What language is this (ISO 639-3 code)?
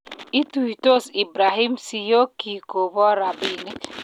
kln